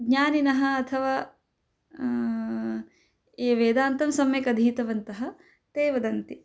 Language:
Sanskrit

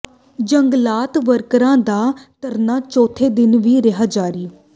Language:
Punjabi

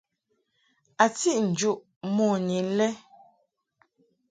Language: Mungaka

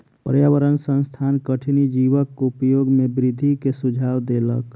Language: Maithili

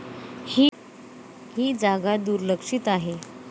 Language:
Marathi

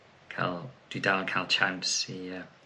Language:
Welsh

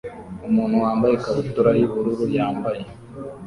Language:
Kinyarwanda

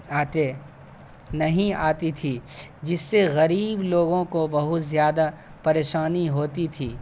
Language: Urdu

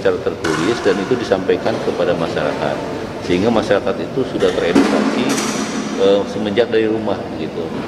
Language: Indonesian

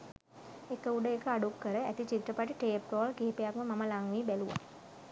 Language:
Sinhala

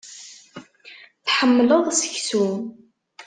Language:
Kabyle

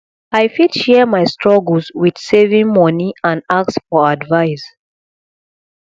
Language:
Nigerian Pidgin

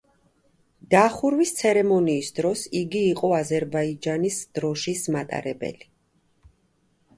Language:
Georgian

